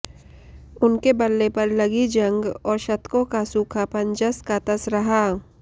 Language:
Hindi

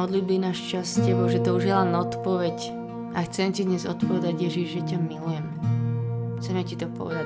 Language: Slovak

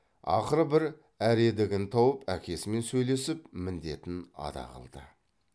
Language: Kazakh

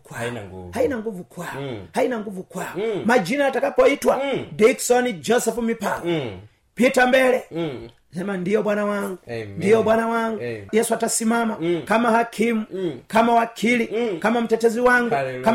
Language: Swahili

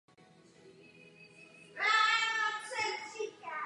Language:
Czech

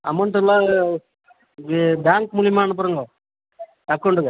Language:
Tamil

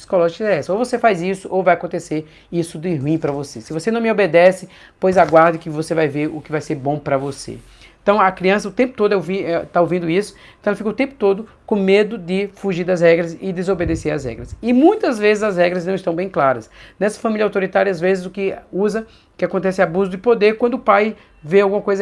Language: Portuguese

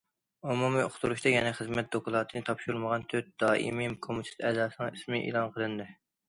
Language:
Uyghur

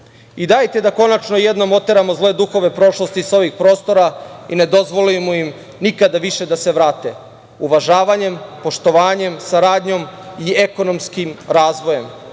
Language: Serbian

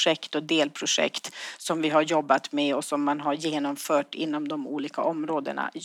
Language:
Swedish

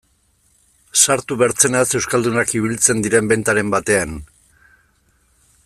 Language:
Basque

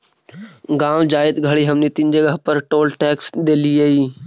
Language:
Magahi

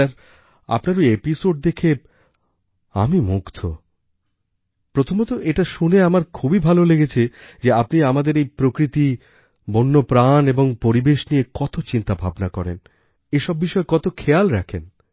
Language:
Bangla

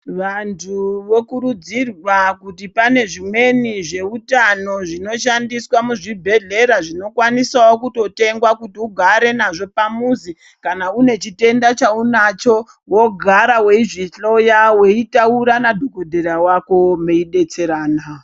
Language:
Ndau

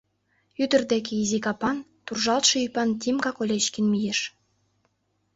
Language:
Mari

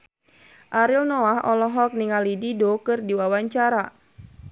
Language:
Sundanese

